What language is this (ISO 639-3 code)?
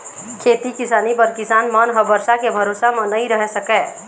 hne